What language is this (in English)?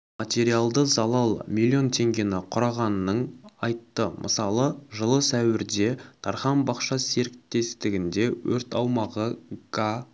Kazakh